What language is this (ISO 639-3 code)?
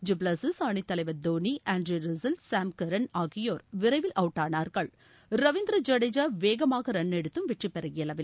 tam